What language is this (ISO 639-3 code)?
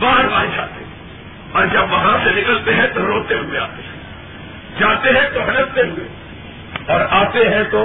urd